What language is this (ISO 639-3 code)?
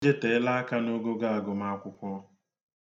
ibo